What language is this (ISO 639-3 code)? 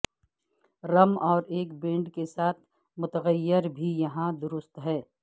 urd